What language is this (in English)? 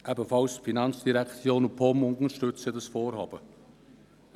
Swiss German